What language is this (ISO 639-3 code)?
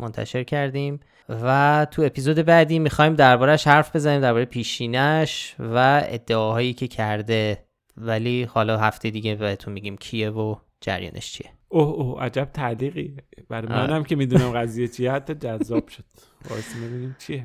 fas